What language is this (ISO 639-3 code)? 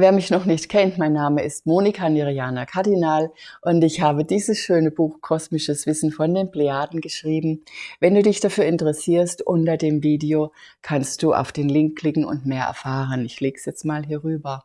deu